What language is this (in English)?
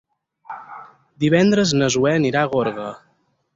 Catalan